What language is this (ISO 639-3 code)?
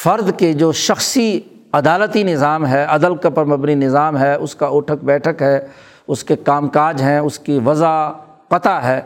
urd